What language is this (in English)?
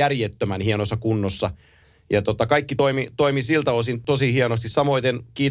Finnish